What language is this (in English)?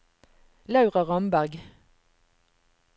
Norwegian